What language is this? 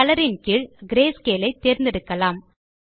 Tamil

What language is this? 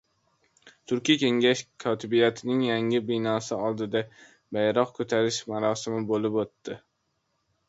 Uzbek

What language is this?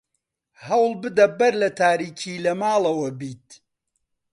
Central Kurdish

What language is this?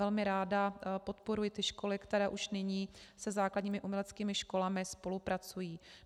Czech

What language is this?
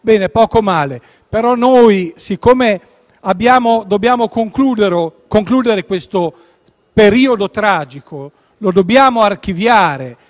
Italian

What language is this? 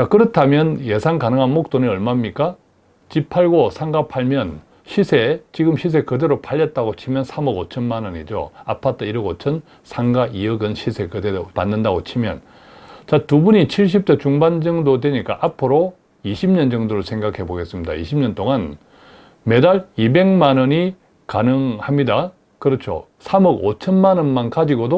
Korean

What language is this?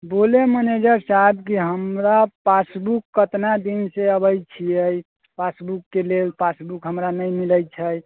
Maithili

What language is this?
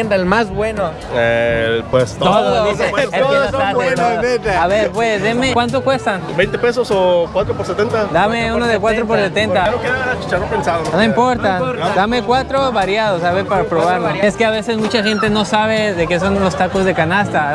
Spanish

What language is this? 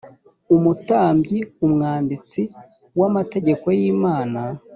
Kinyarwanda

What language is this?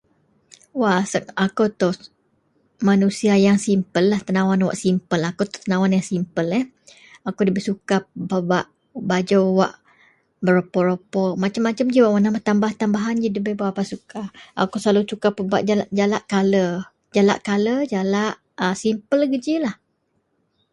Central Melanau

